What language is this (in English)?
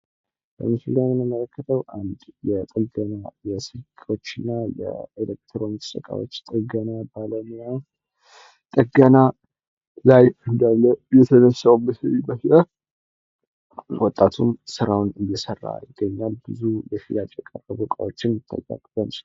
Amharic